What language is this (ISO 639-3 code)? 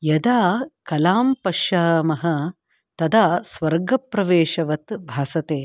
san